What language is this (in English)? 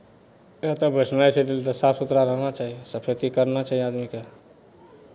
Maithili